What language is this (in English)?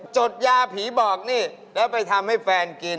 Thai